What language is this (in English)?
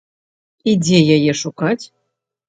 Belarusian